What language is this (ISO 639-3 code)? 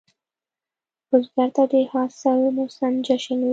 pus